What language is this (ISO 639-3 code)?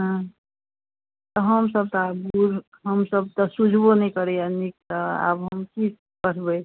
mai